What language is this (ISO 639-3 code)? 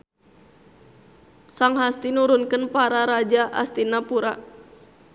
sun